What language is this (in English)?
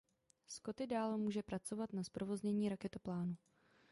Czech